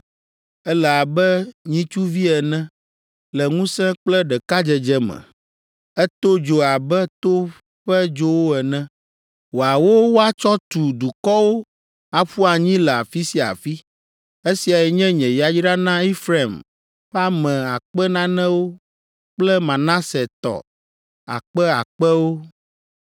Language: Ewe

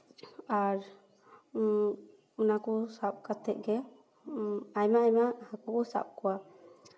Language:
Santali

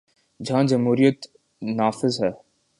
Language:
Urdu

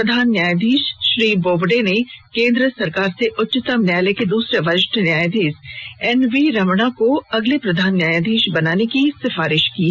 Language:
Hindi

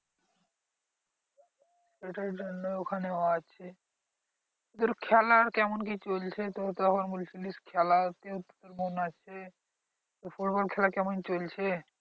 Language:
Bangla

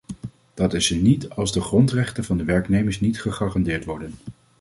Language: Dutch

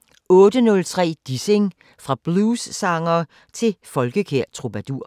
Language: Danish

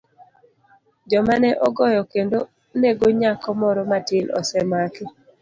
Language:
Luo (Kenya and Tanzania)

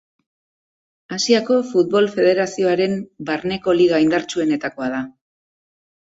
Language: Basque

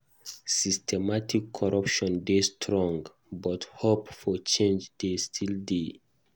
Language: Nigerian Pidgin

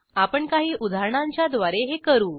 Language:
Marathi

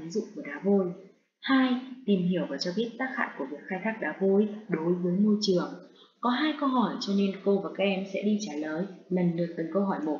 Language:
Vietnamese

